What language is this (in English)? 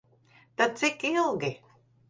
Latvian